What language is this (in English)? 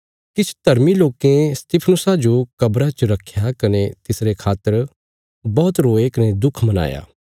Bilaspuri